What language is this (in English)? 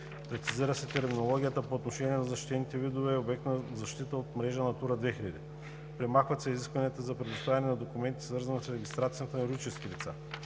Bulgarian